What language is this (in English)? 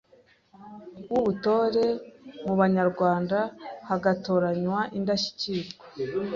Kinyarwanda